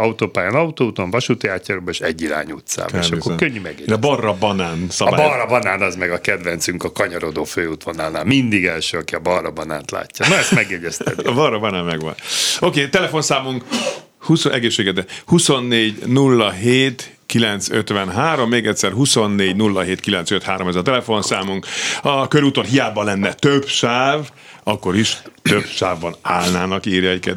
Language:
Hungarian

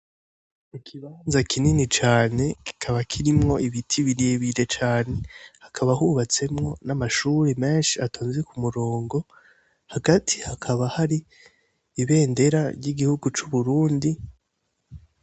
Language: Rundi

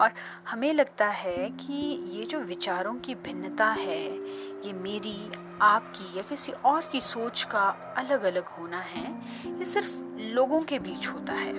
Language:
Hindi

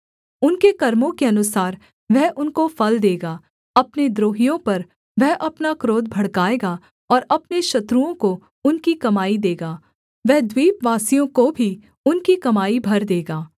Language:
Hindi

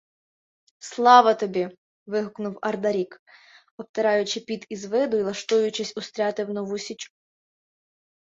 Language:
Ukrainian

